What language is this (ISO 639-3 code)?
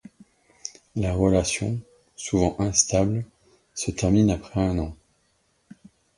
fra